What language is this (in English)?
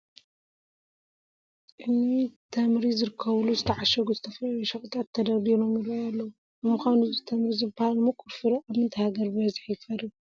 Tigrinya